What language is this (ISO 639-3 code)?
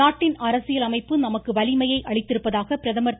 tam